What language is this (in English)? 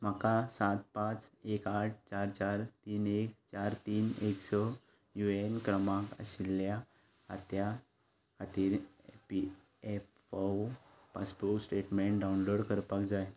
Konkani